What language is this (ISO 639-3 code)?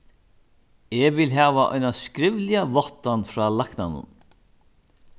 fao